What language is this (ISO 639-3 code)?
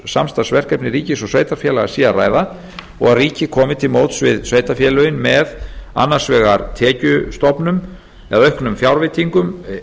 isl